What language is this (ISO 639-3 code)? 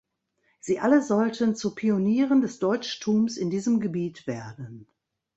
deu